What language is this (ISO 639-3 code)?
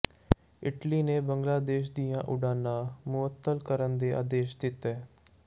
pan